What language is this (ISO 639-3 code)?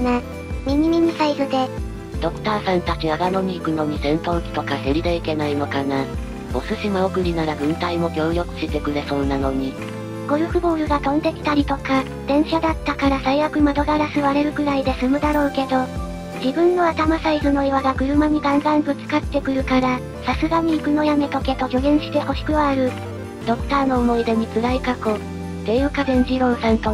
jpn